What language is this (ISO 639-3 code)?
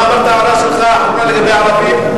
heb